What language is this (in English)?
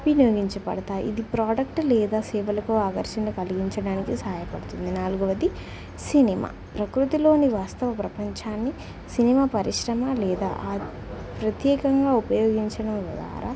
Telugu